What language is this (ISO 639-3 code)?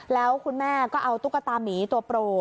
tha